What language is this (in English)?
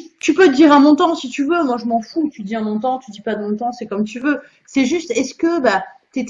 French